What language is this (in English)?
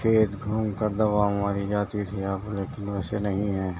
Urdu